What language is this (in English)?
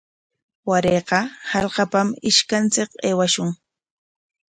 Corongo Ancash Quechua